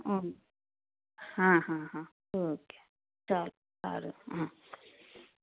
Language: Gujarati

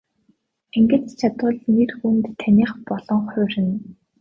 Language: Mongolian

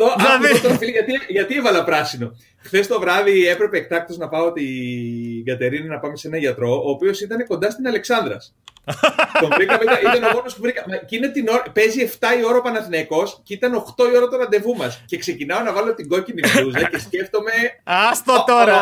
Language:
Greek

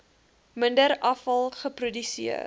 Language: Afrikaans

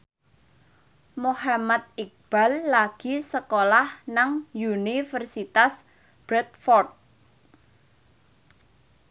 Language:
Javanese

